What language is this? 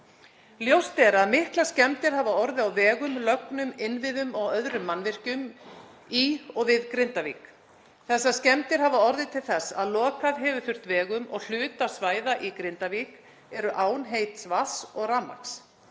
Icelandic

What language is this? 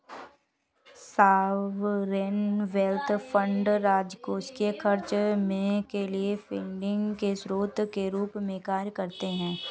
Hindi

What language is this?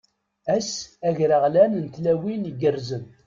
Kabyle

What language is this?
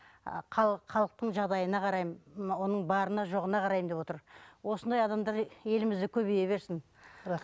Kazakh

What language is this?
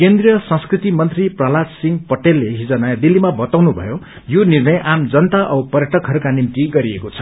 Nepali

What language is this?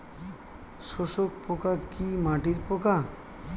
Bangla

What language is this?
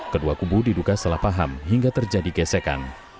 Indonesian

